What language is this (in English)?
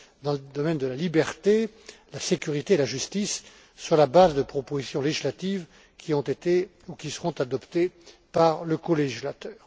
French